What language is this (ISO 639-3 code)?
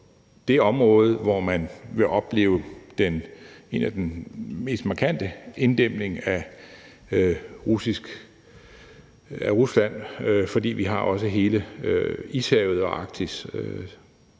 dan